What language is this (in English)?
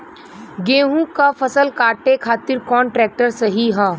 Bhojpuri